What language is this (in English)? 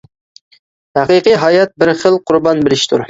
Uyghur